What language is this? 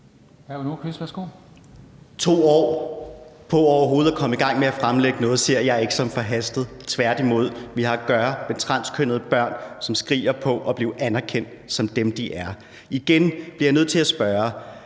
Danish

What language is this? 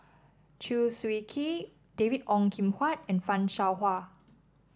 English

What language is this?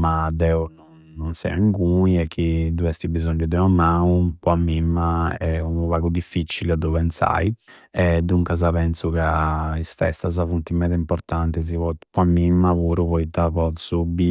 Campidanese Sardinian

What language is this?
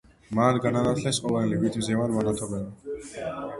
Georgian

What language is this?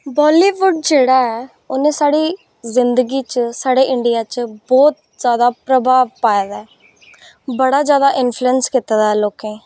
Dogri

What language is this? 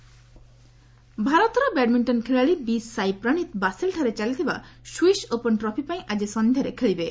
Odia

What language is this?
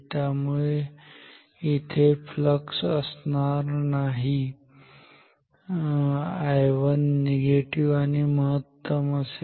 Marathi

